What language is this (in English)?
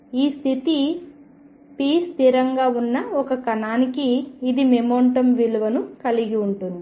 Telugu